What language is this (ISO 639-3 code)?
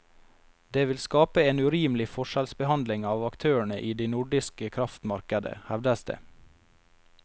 nor